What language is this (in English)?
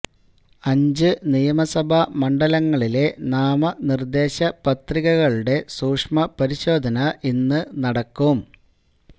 Malayalam